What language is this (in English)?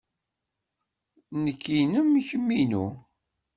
Kabyle